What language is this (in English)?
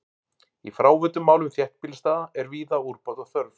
Icelandic